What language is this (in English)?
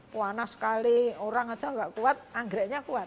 Indonesian